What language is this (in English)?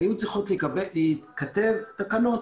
Hebrew